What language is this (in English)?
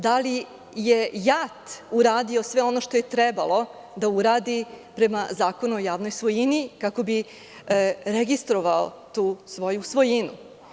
Serbian